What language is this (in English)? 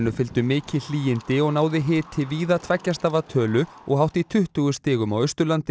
Icelandic